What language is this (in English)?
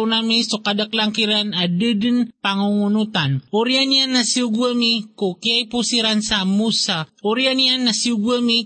Filipino